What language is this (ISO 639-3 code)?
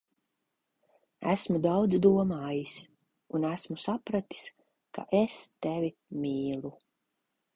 lav